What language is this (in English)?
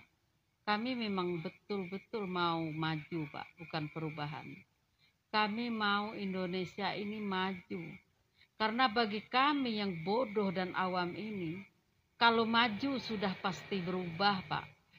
Indonesian